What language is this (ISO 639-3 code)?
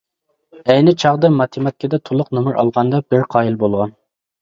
uig